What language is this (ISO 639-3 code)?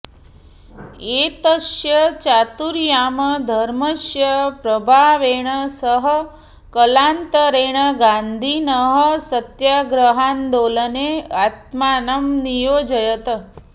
san